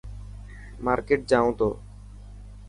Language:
Dhatki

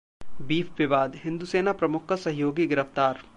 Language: Hindi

